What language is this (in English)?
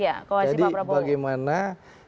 Indonesian